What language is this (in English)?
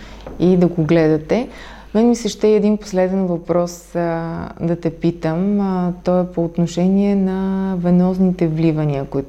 Bulgarian